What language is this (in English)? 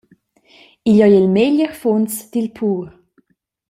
Romansh